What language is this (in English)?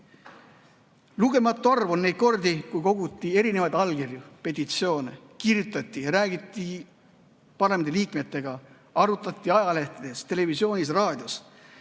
Estonian